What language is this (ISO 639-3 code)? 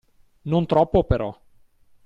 ita